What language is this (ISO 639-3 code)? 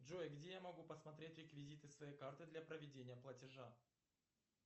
rus